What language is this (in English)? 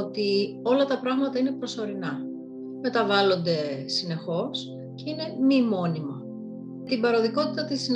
Greek